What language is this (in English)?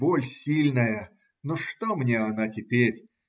Russian